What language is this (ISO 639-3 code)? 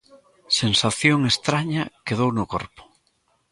glg